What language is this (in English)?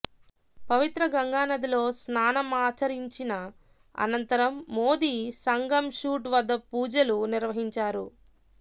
Telugu